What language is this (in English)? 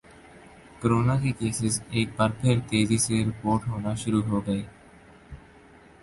Urdu